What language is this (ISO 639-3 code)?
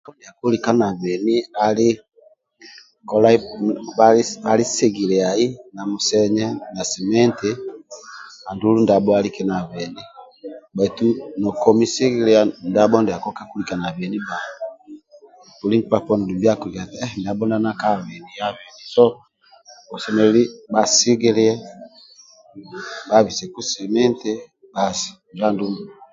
rwm